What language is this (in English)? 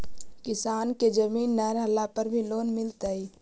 Magahi